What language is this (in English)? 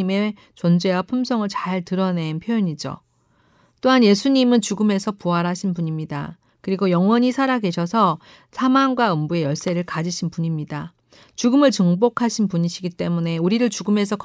Korean